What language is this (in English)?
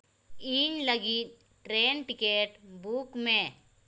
Santali